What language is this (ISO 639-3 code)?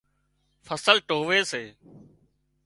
kxp